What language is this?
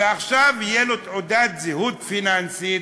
Hebrew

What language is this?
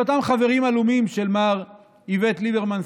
Hebrew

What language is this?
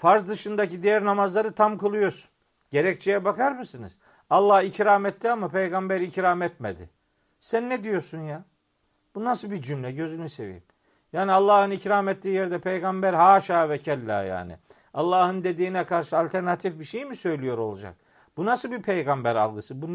Turkish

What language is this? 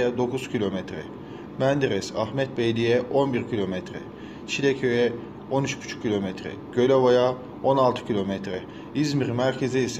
Turkish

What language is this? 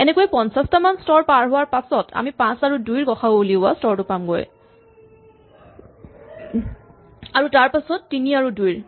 Assamese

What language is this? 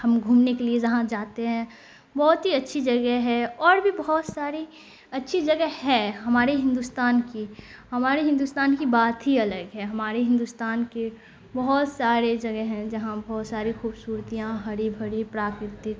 Urdu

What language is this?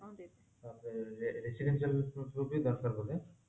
Odia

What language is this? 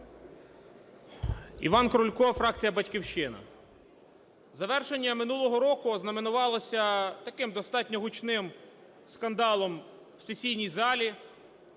Ukrainian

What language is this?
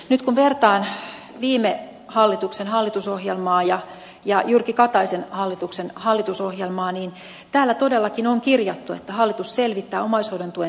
Finnish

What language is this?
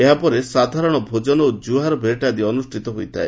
Odia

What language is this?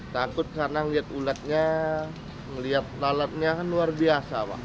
Indonesian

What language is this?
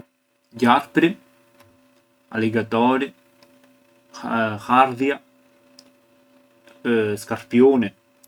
Arbëreshë Albanian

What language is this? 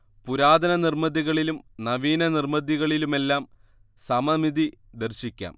Malayalam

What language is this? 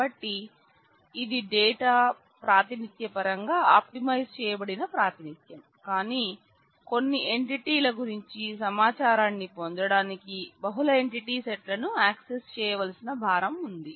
Telugu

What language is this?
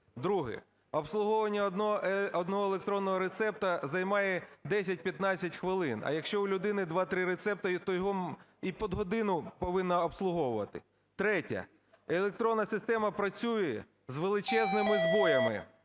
Ukrainian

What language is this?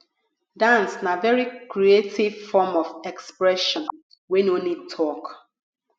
Nigerian Pidgin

